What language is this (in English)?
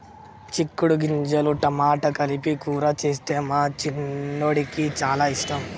Telugu